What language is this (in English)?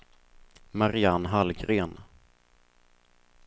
Swedish